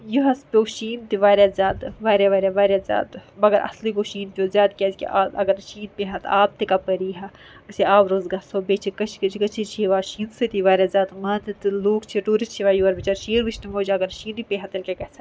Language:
Kashmiri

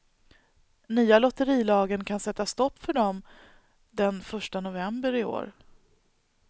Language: Swedish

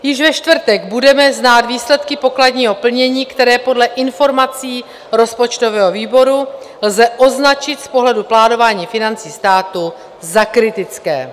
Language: Czech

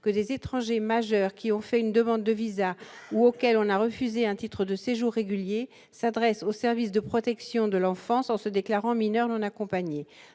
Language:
French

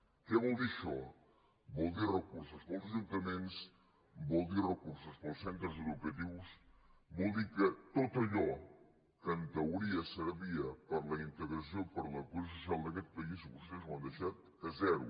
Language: Catalan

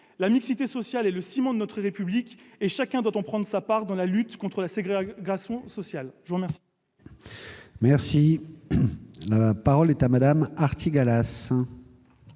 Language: French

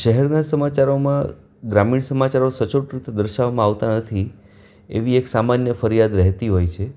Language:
Gujarati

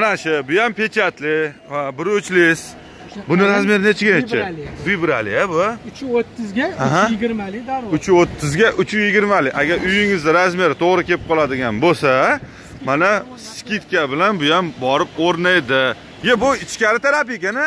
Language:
Turkish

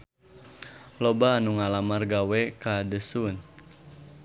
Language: Sundanese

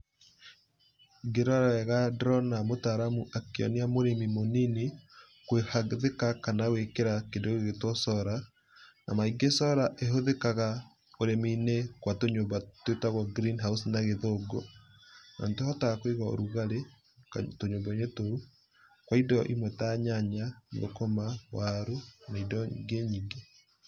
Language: Kikuyu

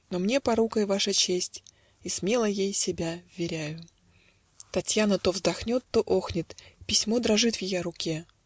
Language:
Russian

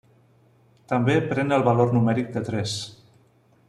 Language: Catalan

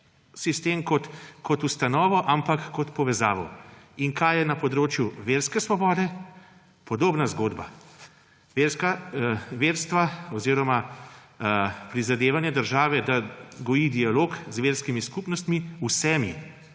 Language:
Slovenian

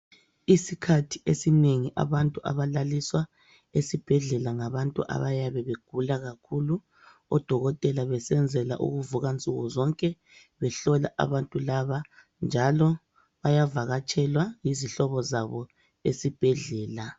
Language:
North Ndebele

